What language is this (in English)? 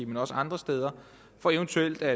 Danish